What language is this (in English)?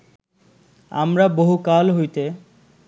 Bangla